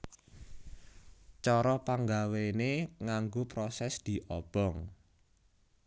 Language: Javanese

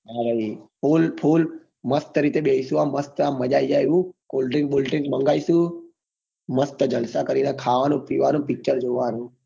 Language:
Gujarati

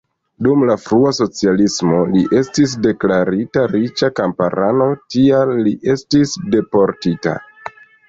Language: Esperanto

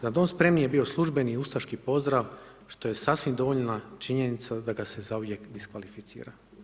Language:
Croatian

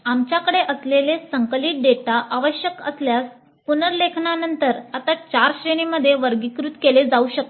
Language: Marathi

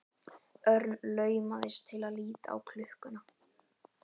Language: Icelandic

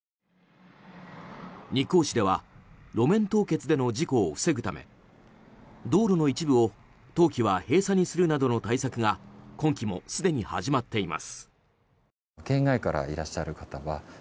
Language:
Japanese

